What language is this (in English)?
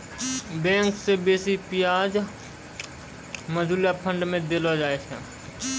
Maithili